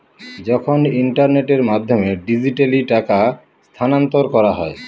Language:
Bangla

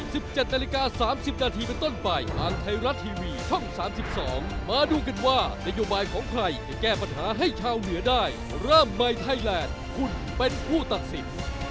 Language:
Thai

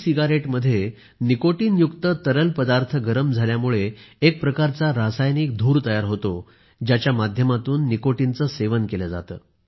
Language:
Marathi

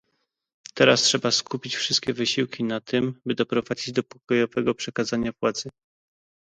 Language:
Polish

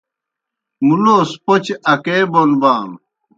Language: Kohistani Shina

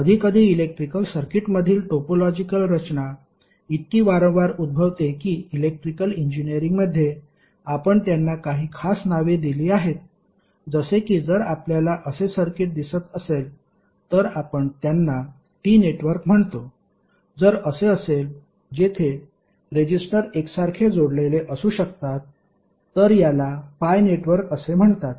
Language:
Marathi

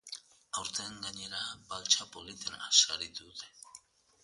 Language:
Basque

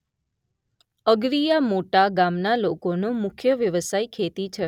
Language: Gujarati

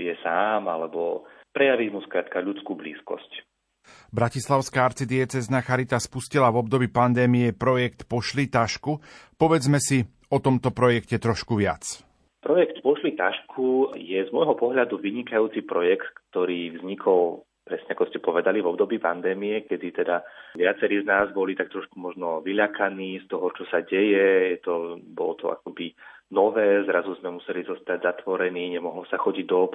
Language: Slovak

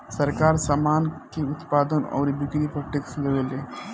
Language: Bhojpuri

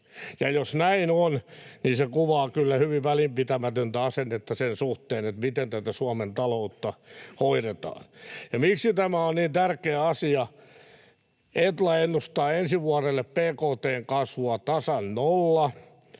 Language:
Finnish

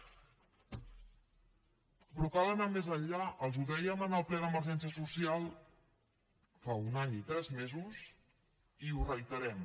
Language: Catalan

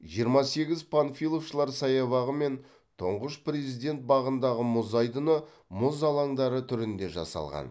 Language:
Kazakh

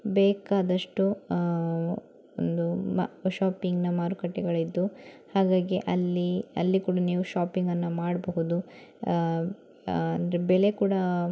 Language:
Kannada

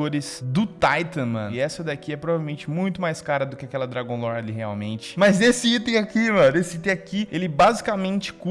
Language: Portuguese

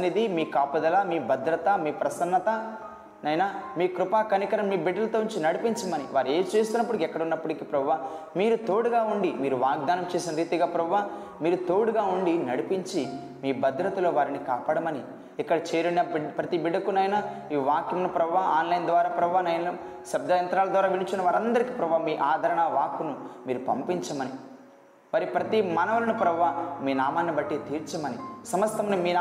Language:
Telugu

